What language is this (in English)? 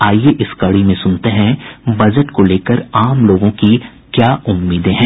Hindi